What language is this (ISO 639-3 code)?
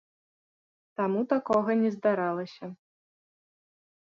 bel